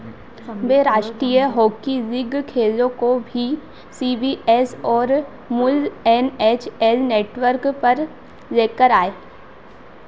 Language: Hindi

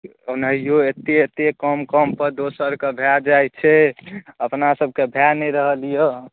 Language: Maithili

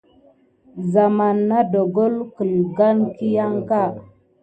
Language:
Gidar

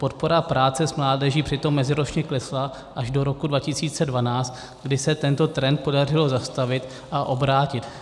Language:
Czech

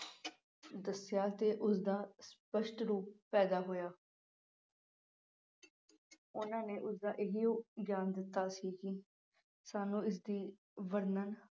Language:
Punjabi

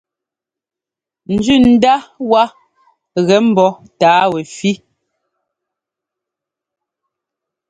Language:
Ngomba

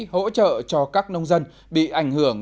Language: Vietnamese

